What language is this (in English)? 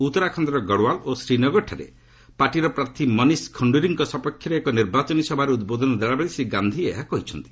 Odia